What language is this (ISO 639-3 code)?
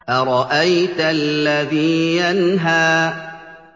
ara